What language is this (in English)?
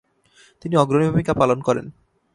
Bangla